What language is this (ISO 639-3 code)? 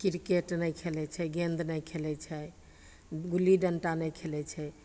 mai